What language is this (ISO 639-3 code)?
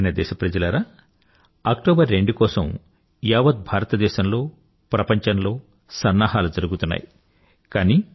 tel